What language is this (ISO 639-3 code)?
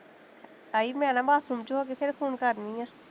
pan